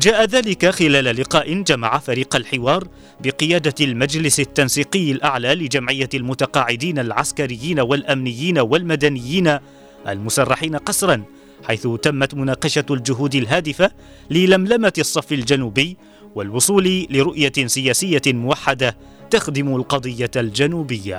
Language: Arabic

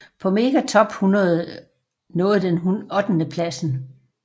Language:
Danish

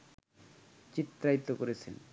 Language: Bangla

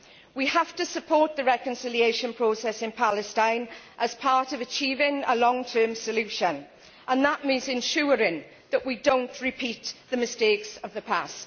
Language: English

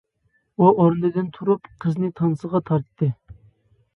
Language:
Uyghur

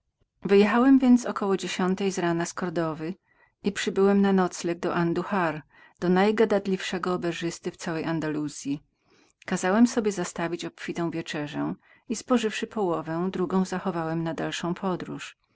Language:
Polish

